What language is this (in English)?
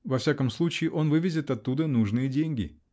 Russian